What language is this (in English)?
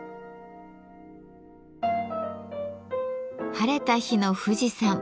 Japanese